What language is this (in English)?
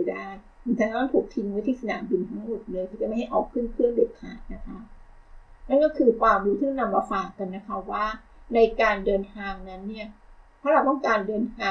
Thai